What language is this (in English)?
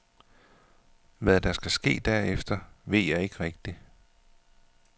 Danish